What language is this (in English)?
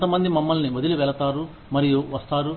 Telugu